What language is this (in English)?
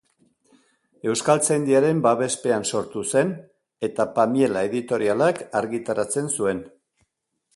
Basque